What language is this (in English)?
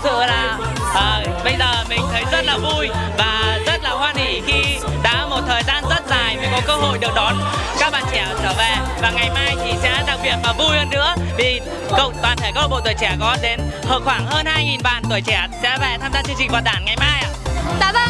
Vietnamese